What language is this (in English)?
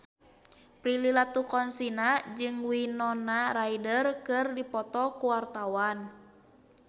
Sundanese